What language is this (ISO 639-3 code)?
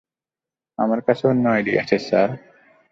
ben